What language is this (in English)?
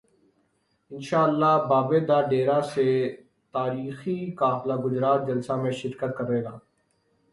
Urdu